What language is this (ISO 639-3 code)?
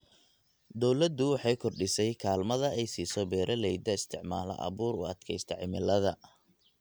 som